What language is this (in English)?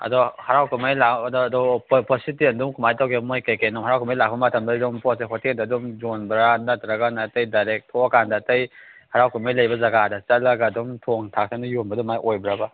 Manipuri